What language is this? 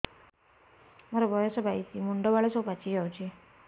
Odia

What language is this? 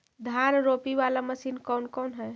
Magahi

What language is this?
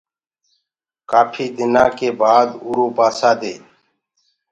Gurgula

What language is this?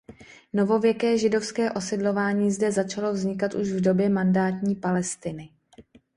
Czech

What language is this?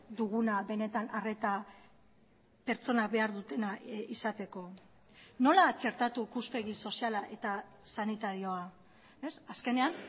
Basque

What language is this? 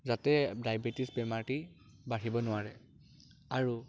Assamese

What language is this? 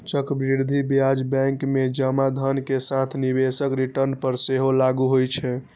Maithili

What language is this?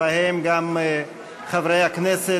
Hebrew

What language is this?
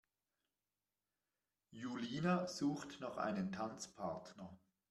German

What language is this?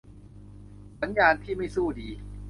Thai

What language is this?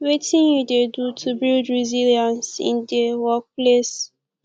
Nigerian Pidgin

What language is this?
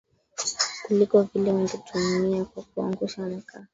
Swahili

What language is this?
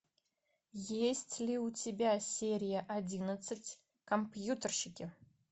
Russian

